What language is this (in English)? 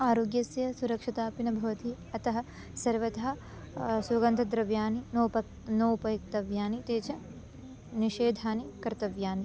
Sanskrit